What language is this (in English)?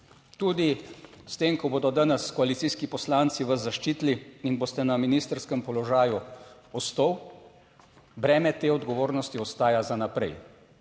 Slovenian